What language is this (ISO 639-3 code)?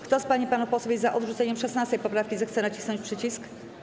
pol